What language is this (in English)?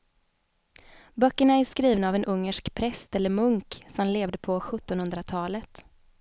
Swedish